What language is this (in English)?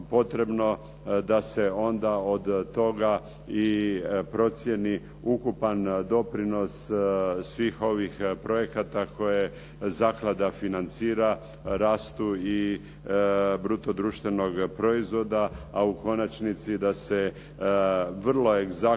Croatian